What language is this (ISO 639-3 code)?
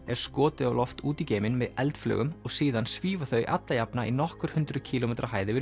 isl